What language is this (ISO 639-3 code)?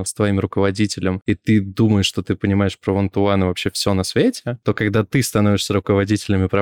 rus